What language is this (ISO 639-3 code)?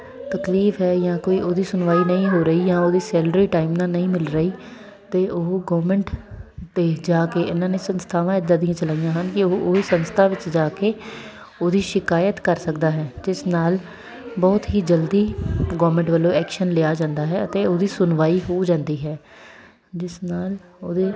pan